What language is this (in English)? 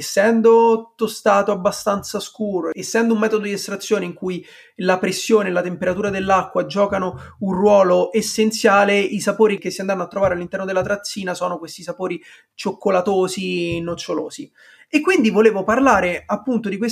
Italian